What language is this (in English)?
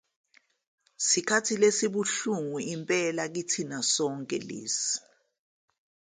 Zulu